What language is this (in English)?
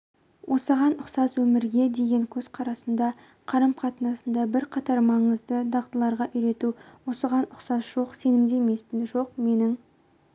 Kazakh